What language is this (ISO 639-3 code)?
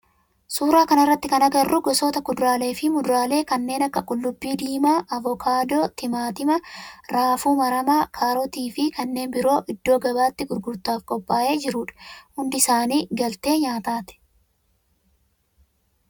orm